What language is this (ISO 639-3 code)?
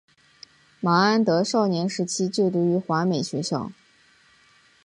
zho